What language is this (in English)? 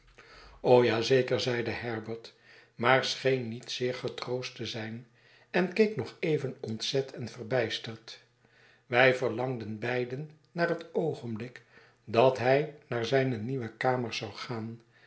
Dutch